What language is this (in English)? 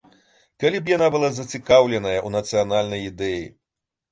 Belarusian